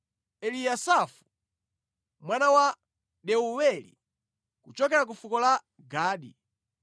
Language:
Nyanja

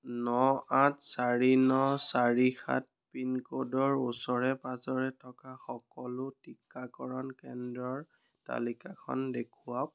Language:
Assamese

